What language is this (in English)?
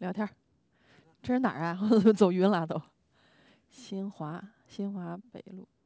Chinese